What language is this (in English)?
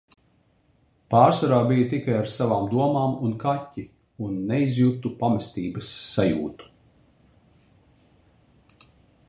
Latvian